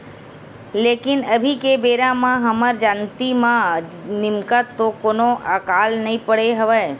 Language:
Chhattisgarhi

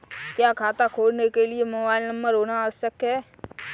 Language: Hindi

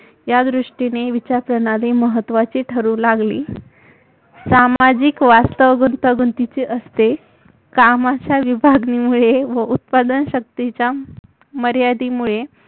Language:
Marathi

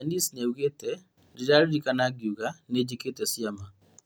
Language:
Kikuyu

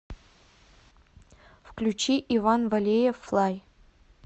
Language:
Russian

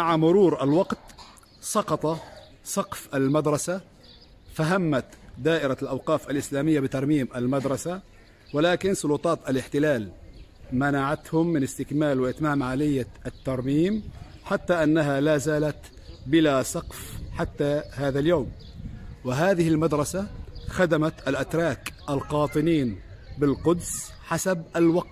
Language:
Arabic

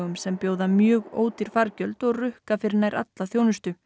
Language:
Icelandic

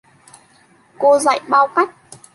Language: Vietnamese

